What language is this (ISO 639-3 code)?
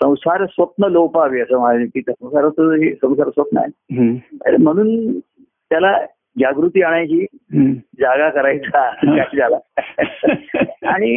mar